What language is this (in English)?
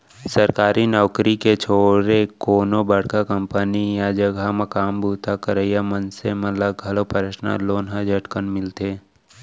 Chhattisgarhi